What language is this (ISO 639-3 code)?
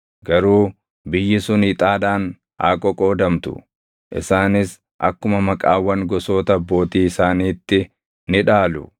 orm